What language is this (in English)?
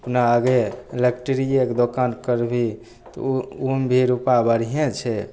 Maithili